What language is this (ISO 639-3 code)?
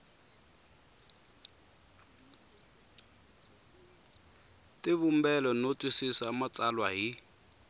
tso